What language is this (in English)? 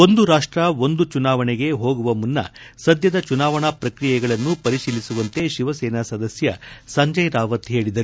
Kannada